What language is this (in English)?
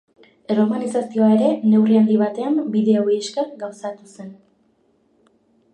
Basque